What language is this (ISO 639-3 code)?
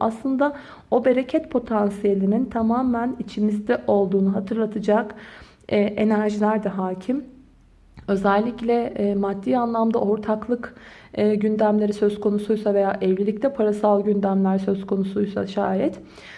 tur